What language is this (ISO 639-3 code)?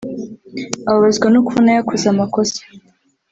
kin